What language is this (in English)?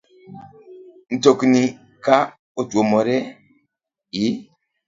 Luo (Kenya and Tanzania)